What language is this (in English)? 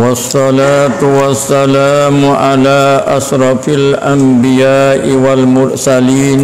Malay